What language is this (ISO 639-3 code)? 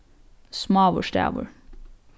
fao